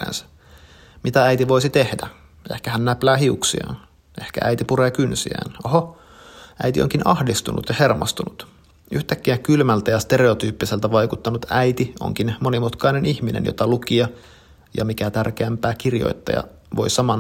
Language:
Finnish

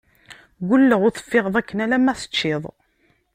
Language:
Kabyle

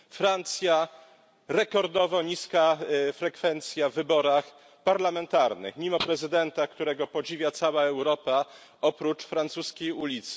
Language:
Polish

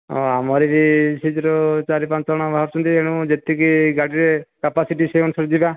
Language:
Odia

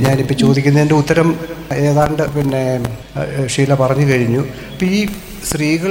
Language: Malayalam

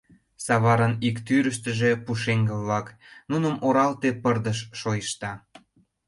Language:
Mari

